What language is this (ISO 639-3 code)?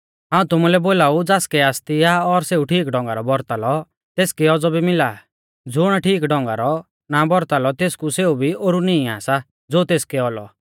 bfz